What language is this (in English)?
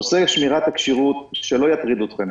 Hebrew